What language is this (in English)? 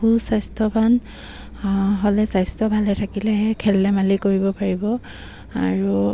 Assamese